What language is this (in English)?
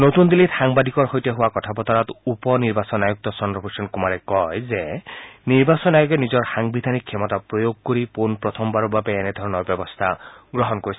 Assamese